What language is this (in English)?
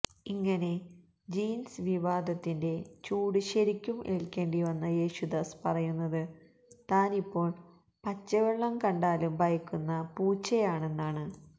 Malayalam